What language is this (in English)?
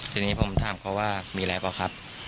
Thai